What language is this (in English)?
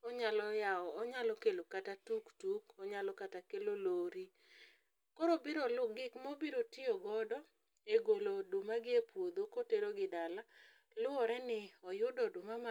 Luo (Kenya and Tanzania)